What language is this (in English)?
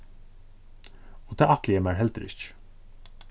Faroese